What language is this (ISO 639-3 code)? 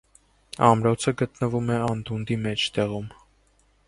hye